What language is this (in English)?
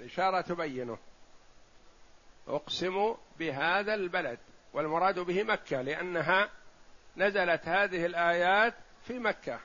Arabic